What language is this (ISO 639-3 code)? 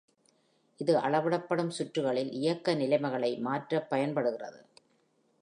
tam